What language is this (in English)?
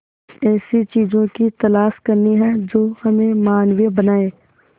Hindi